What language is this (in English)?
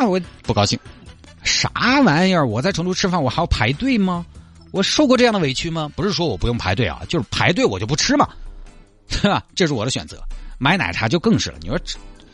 Chinese